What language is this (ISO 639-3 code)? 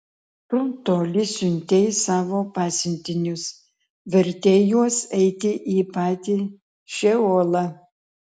lit